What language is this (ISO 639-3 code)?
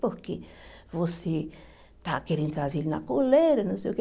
por